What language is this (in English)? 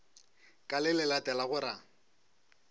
Northern Sotho